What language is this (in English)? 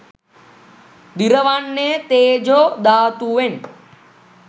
Sinhala